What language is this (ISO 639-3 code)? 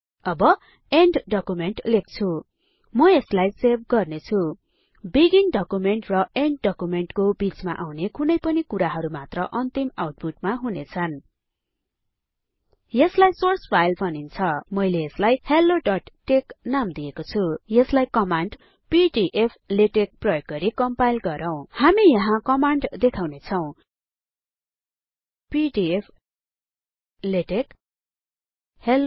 nep